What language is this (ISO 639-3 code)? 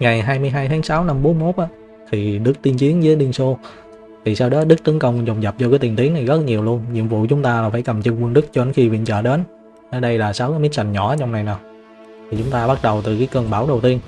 vie